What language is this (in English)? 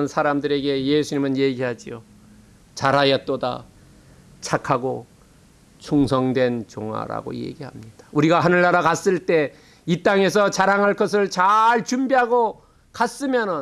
Korean